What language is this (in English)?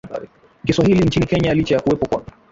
Swahili